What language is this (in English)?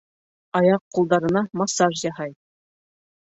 Bashkir